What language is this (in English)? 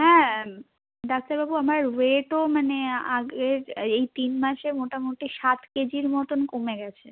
Bangla